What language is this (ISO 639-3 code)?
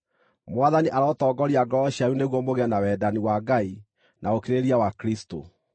kik